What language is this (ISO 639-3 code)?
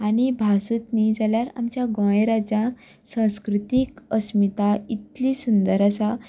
kok